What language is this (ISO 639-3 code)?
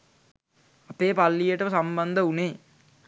sin